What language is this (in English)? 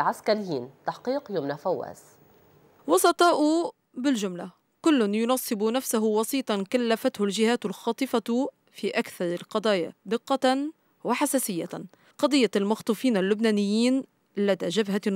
Arabic